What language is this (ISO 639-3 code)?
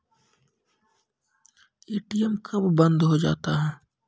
mai